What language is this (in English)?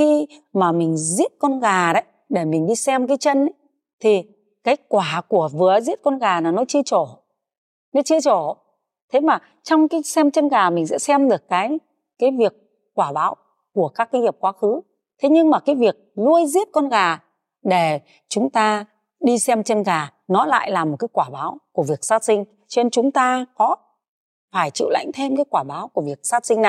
Vietnamese